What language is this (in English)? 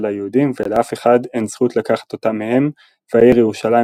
Hebrew